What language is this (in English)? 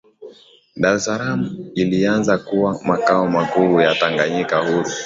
Swahili